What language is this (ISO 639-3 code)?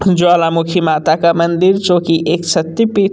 hin